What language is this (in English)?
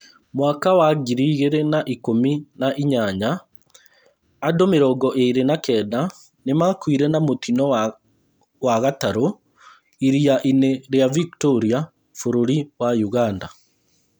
Kikuyu